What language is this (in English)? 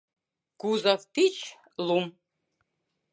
Mari